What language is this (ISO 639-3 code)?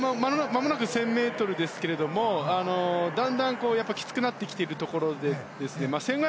jpn